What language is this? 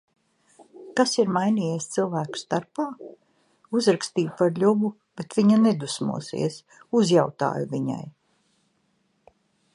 Latvian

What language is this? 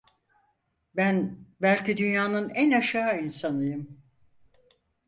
Turkish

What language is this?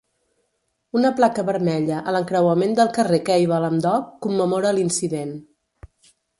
Catalan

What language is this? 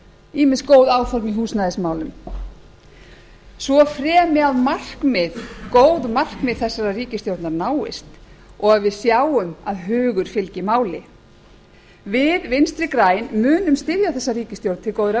Icelandic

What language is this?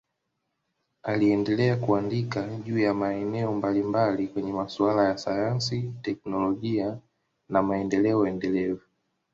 Swahili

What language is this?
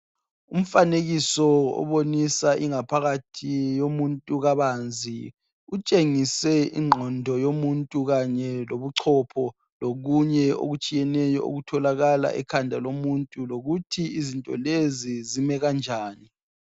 North Ndebele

